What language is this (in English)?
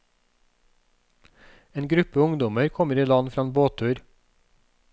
Norwegian